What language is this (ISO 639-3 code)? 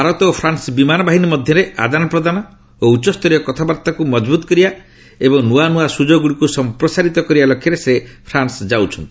ori